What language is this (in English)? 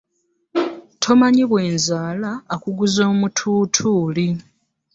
Ganda